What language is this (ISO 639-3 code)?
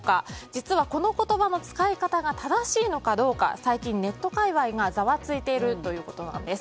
jpn